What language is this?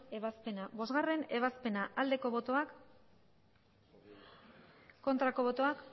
Basque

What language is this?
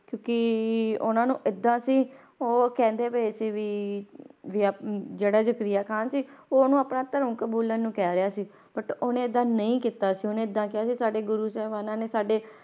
Punjabi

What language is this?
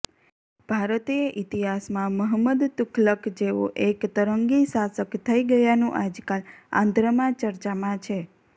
Gujarati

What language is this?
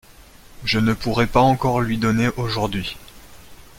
French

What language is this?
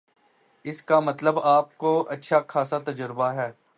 Urdu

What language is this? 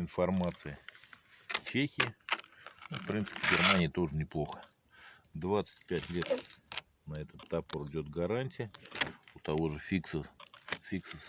Russian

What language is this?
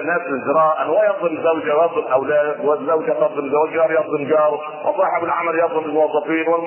Arabic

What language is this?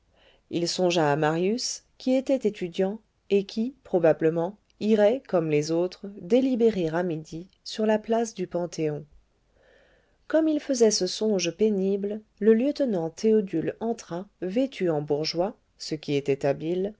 French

